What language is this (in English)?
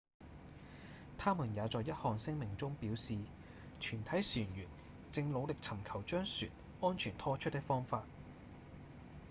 Cantonese